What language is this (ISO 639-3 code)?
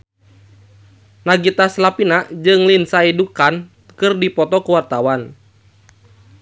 sun